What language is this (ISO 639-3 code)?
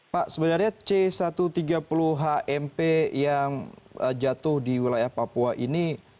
ind